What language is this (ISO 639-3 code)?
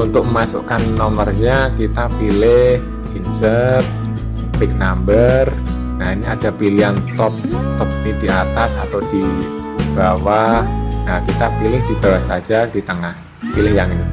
ind